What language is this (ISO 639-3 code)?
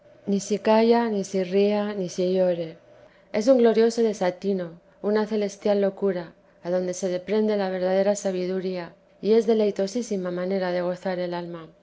spa